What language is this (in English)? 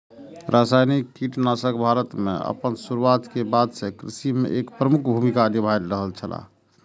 Maithili